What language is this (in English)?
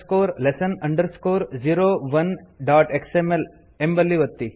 Kannada